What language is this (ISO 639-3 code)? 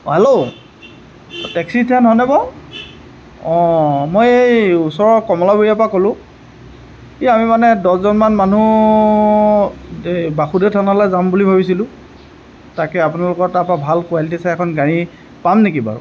asm